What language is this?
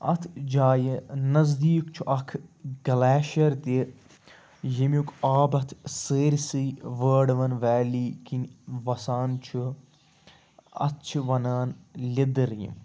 Kashmiri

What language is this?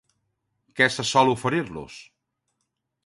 Catalan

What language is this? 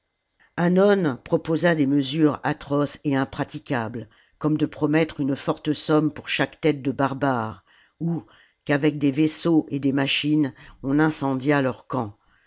French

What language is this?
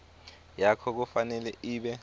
Swati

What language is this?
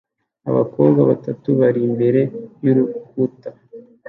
Kinyarwanda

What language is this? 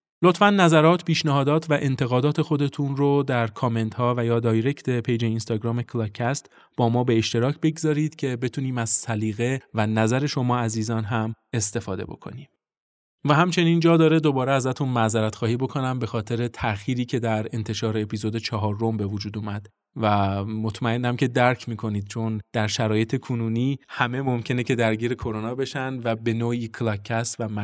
Persian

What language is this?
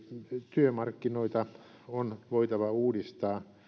Finnish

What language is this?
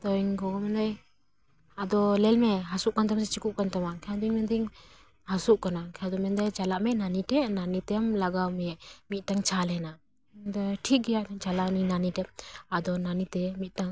Santali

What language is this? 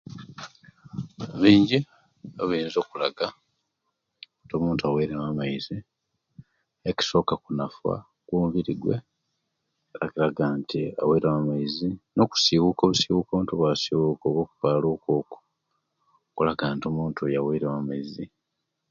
Kenyi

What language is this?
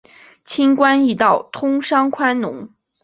Chinese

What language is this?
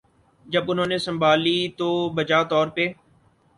Urdu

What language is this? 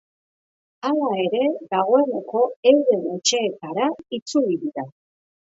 Basque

